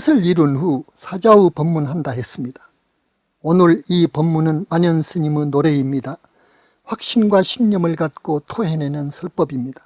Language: Korean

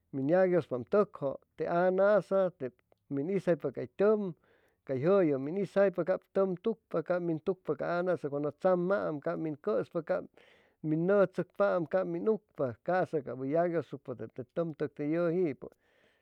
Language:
Chimalapa Zoque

